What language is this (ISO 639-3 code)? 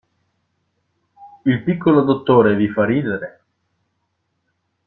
ita